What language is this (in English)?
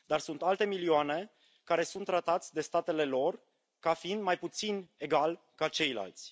Romanian